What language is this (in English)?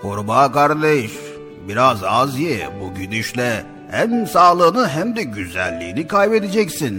Turkish